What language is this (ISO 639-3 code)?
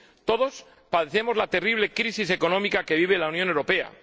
spa